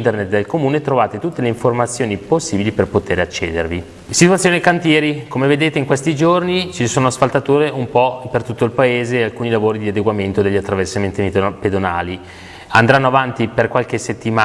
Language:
Italian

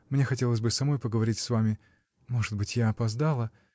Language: Russian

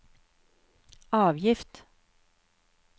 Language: Norwegian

